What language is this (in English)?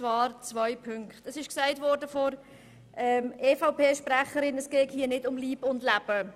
Swiss German